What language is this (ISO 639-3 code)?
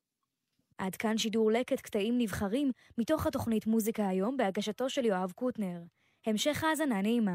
heb